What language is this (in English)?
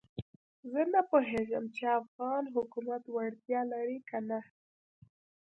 Pashto